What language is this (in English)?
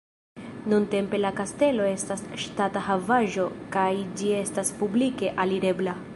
Esperanto